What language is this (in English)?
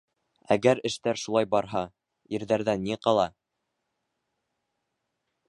Bashkir